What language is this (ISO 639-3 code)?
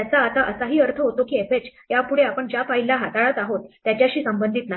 mar